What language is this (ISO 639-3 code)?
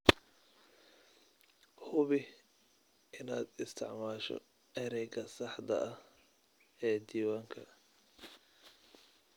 som